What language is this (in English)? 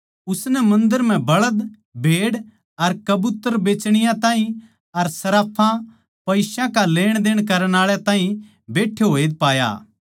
Haryanvi